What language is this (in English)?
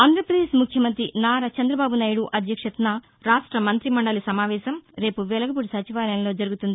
Telugu